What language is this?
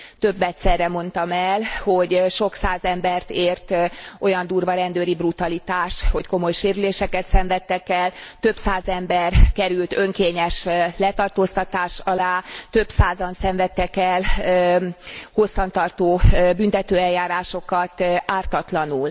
Hungarian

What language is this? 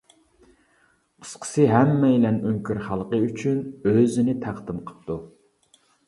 Uyghur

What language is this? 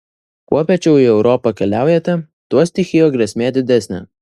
Lithuanian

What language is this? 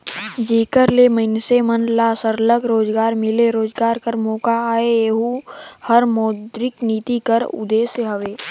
Chhattisgarhi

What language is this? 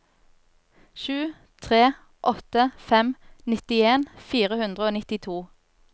Norwegian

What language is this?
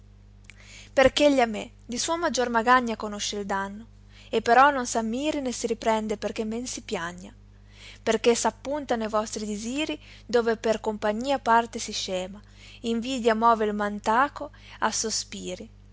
Italian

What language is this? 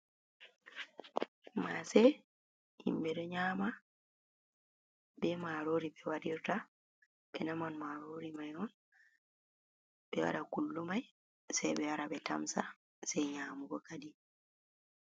Fula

